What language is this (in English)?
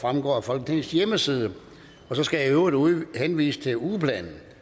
Danish